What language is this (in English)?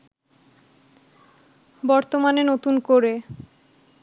Bangla